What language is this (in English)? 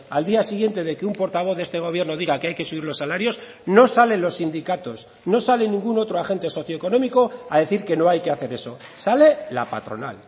Spanish